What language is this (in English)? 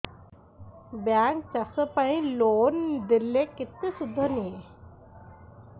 Odia